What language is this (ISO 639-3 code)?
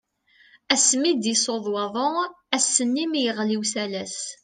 kab